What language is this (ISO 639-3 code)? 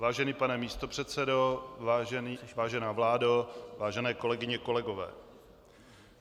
ces